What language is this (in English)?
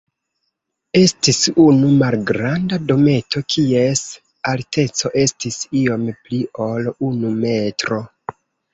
Esperanto